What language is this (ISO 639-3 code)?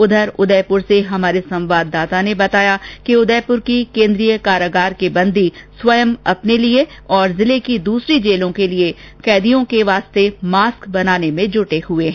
hin